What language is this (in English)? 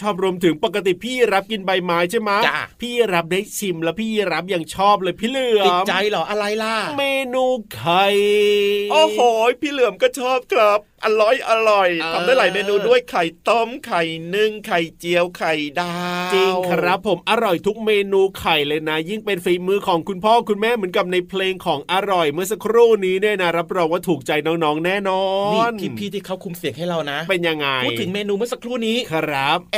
Thai